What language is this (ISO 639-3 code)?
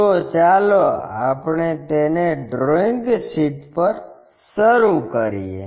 guj